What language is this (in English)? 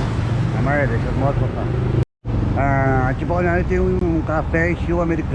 Portuguese